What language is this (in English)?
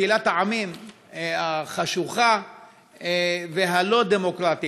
Hebrew